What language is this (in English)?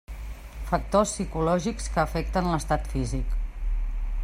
Catalan